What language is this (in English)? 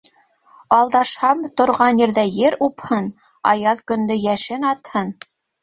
Bashkir